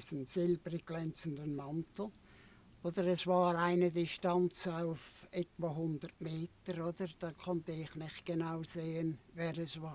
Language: German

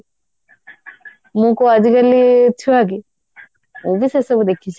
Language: Odia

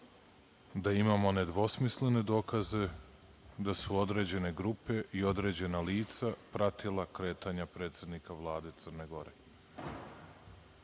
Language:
Serbian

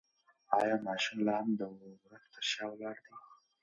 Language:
Pashto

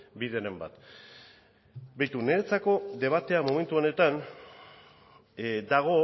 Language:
Basque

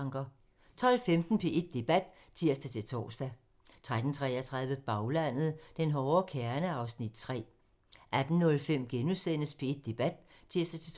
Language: Danish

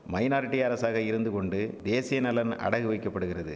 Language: Tamil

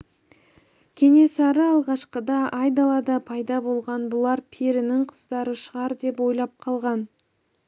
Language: Kazakh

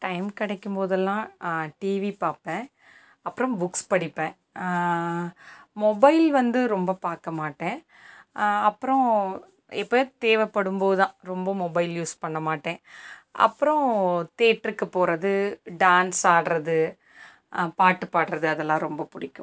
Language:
Tamil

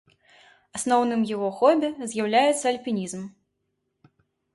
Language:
Belarusian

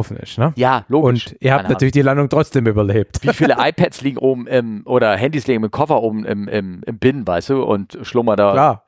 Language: German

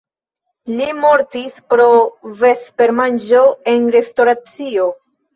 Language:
Esperanto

